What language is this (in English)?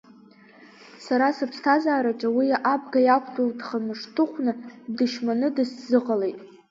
Abkhazian